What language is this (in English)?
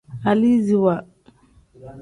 Tem